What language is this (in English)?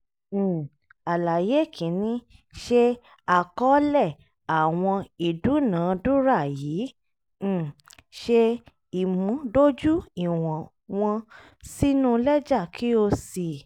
Yoruba